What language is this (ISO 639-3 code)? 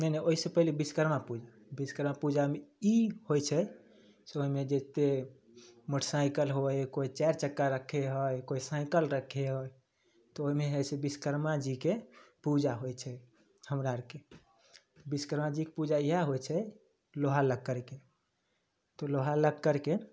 mai